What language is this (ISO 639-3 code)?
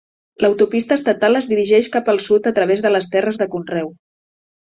cat